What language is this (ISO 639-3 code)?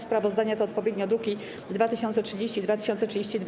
pol